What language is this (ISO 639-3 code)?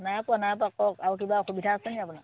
asm